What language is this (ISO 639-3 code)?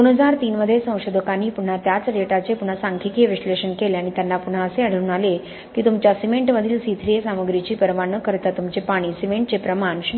mar